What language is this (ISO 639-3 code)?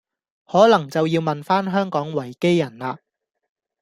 yue